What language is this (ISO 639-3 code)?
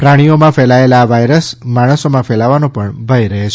guj